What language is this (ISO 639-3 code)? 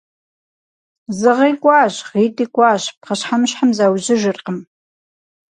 kbd